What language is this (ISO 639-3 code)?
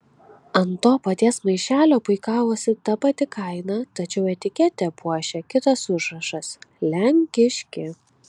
lit